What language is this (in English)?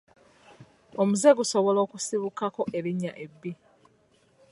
Ganda